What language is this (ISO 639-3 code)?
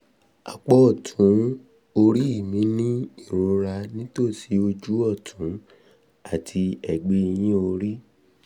yor